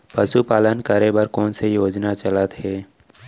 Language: Chhattisgarhi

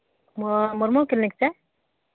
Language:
Santali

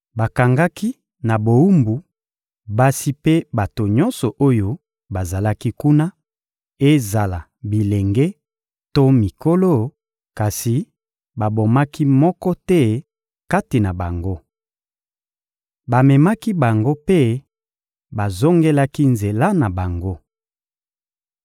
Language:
Lingala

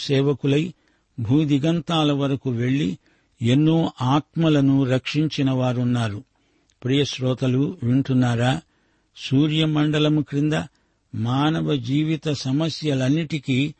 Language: Telugu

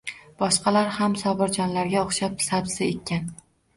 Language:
Uzbek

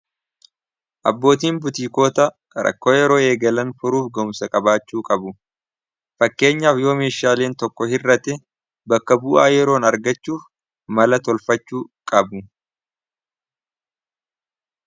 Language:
Oromo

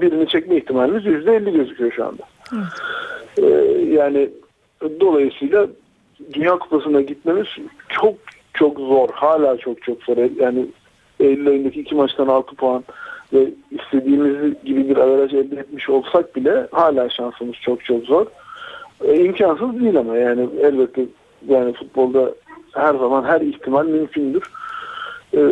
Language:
Turkish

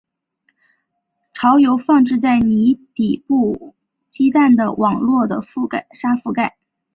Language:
Chinese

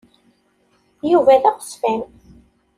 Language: Kabyle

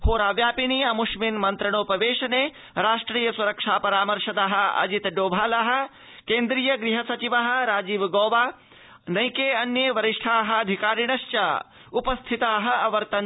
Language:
Sanskrit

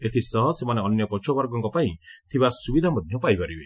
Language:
Odia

